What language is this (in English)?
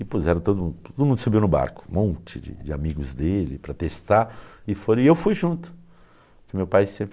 Portuguese